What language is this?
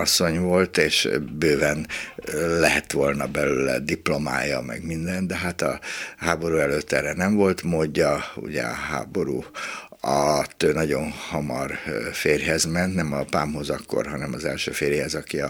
Hungarian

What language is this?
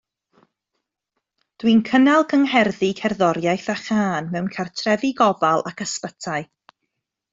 Welsh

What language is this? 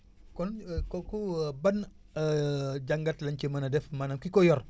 Wolof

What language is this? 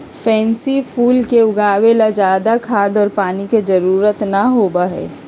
Magahi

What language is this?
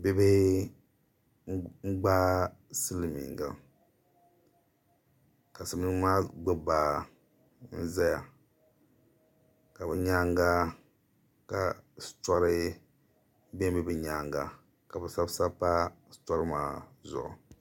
Dagbani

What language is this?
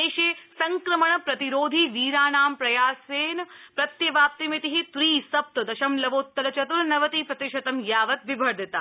Sanskrit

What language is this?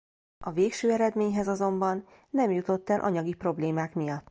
Hungarian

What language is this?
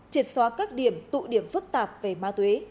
Vietnamese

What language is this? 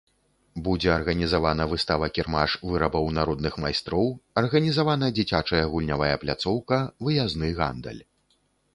Belarusian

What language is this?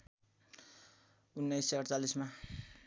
Nepali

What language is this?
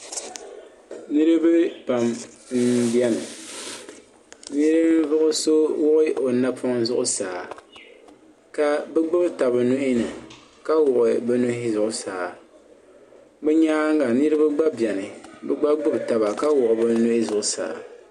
Dagbani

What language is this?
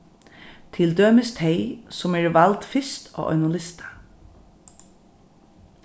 Faroese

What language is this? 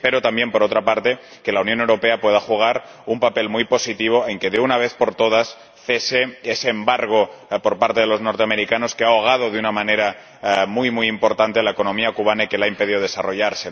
Spanish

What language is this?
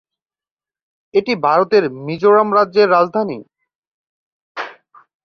Bangla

